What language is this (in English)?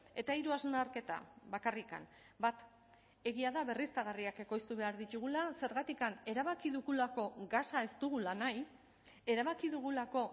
Basque